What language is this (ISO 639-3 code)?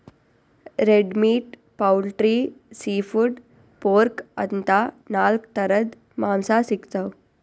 kan